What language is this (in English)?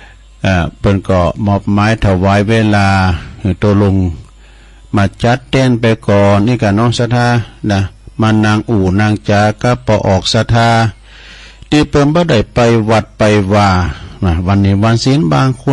Thai